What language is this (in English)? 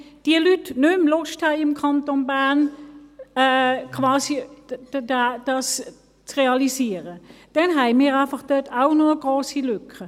Swiss German